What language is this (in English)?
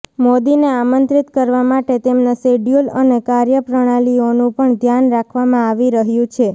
Gujarati